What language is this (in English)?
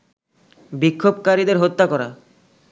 Bangla